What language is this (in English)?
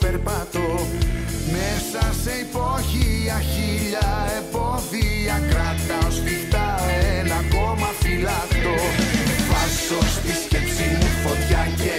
Greek